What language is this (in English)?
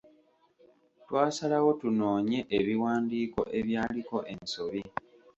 Ganda